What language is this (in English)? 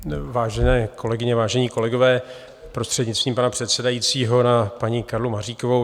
Czech